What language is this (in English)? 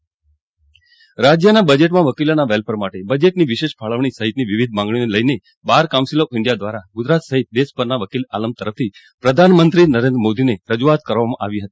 Gujarati